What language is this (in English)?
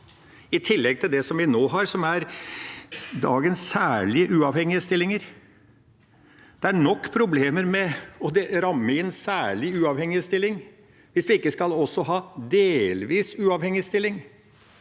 Norwegian